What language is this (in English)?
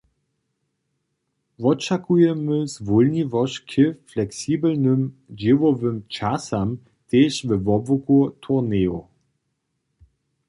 Upper Sorbian